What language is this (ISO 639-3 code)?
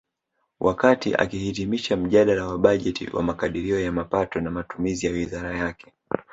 swa